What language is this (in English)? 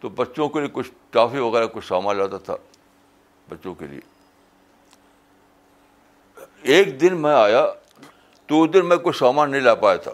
Urdu